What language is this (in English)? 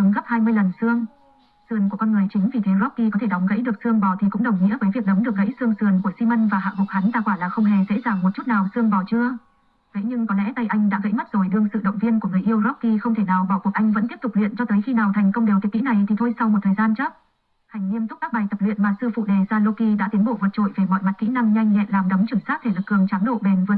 Vietnamese